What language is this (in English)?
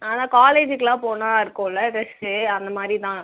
Tamil